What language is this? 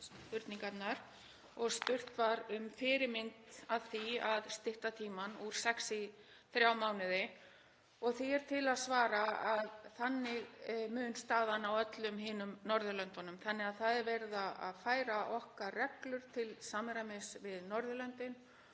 Icelandic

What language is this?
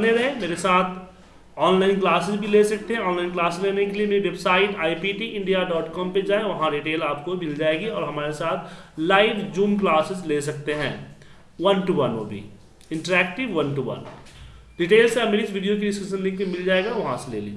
Hindi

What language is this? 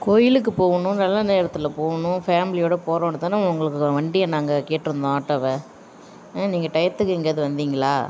Tamil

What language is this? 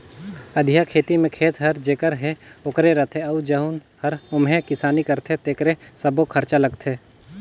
Chhattisgarhi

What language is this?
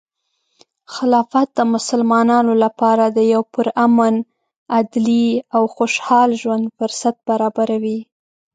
Pashto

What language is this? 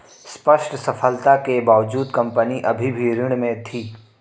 Hindi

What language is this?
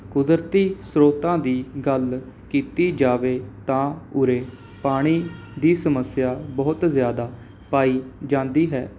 Punjabi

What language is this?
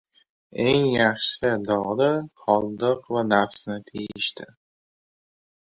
Uzbek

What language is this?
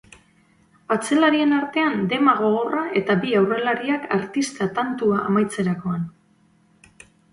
Basque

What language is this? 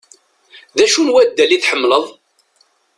Kabyle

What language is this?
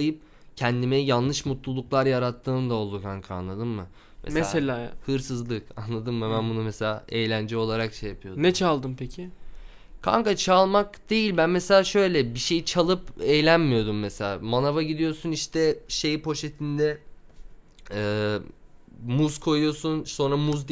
Turkish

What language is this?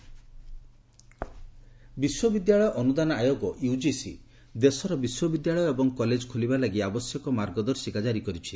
Odia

